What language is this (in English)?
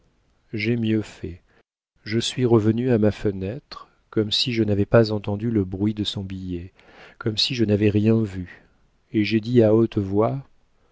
French